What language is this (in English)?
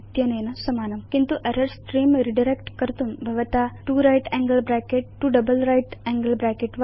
Sanskrit